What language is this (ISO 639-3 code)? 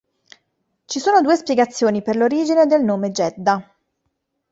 ita